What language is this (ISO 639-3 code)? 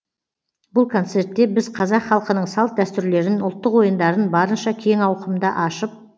kaz